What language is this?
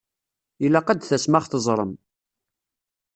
Kabyle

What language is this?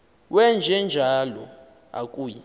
Xhosa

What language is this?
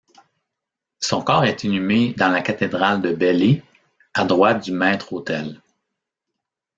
French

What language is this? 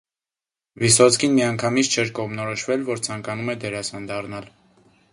Armenian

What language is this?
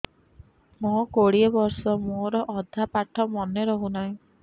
Odia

